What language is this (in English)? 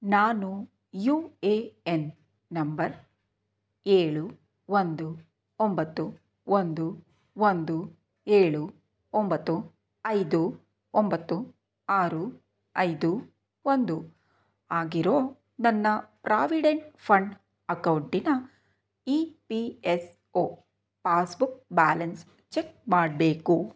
Kannada